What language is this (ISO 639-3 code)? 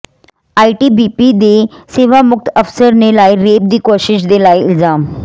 pan